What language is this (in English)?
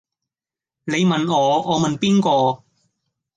Cantonese